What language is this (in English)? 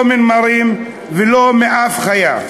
Hebrew